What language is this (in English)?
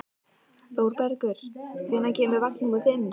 Icelandic